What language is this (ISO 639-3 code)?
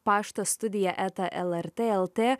lit